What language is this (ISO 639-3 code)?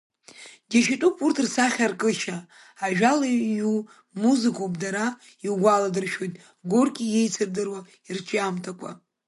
abk